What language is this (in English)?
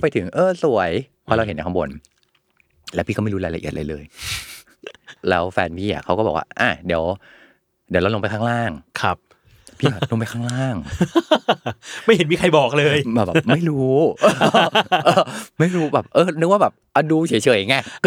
Thai